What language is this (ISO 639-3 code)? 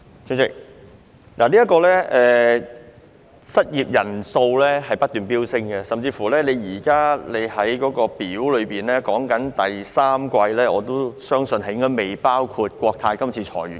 yue